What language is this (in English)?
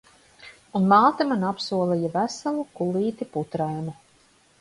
Latvian